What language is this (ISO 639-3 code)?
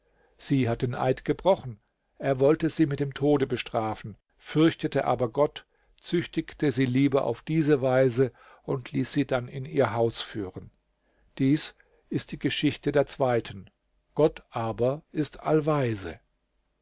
deu